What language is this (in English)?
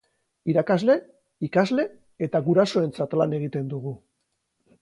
Basque